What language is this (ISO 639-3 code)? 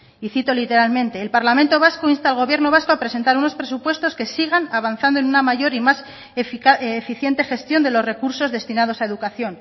spa